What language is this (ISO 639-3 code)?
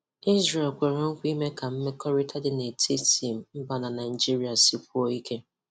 ibo